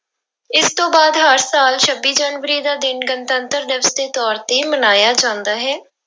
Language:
Punjabi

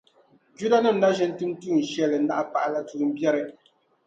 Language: Dagbani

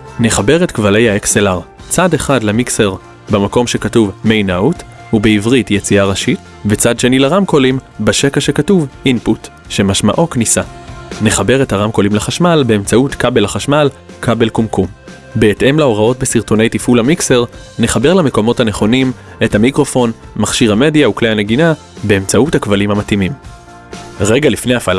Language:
Hebrew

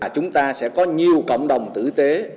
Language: Vietnamese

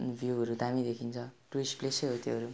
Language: Nepali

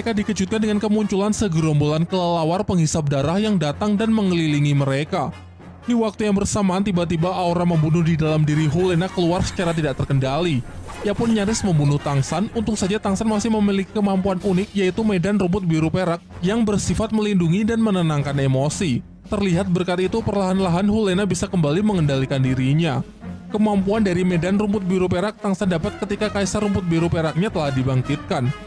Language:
Indonesian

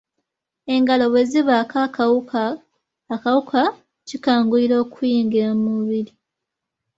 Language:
Ganda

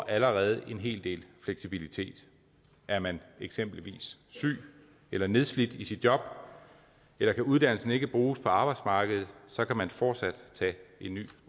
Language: Danish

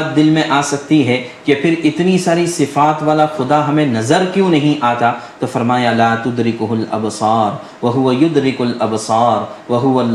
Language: Urdu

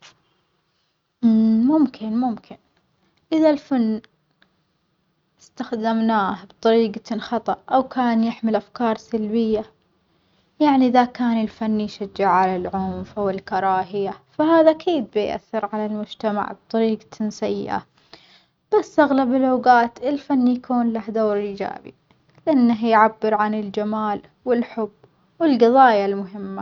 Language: Omani Arabic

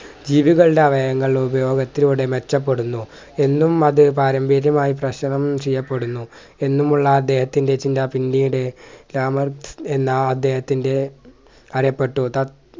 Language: Malayalam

